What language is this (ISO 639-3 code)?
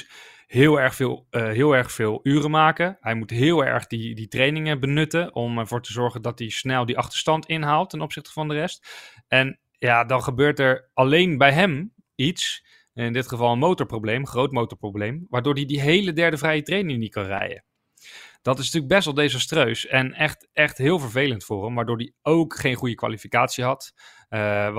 nld